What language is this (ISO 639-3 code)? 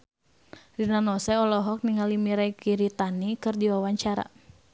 sun